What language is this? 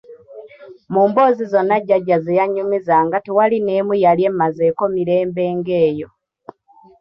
Ganda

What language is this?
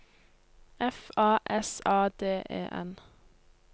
Norwegian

